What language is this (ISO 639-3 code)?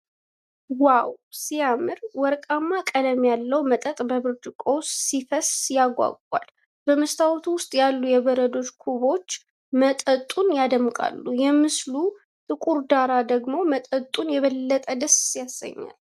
amh